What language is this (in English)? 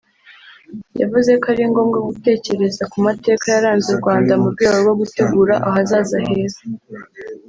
Kinyarwanda